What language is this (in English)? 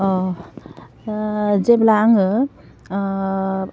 Bodo